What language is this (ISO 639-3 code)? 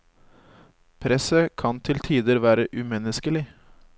nor